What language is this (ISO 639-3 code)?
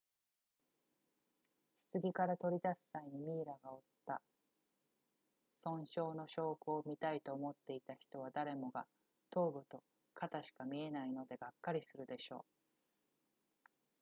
jpn